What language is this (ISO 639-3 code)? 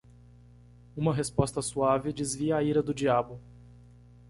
por